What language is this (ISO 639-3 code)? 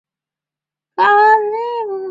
zho